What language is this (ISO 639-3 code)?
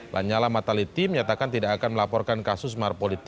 ind